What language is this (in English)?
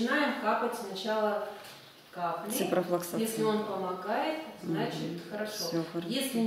Russian